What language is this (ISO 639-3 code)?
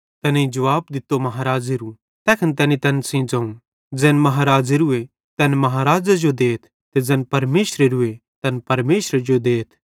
bhd